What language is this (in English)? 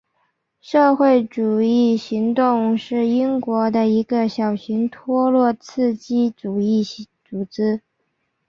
Chinese